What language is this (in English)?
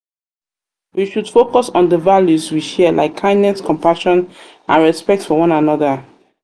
Nigerian Pidgin